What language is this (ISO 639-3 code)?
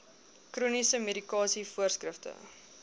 afr